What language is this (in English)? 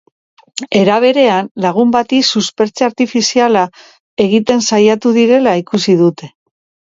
Basque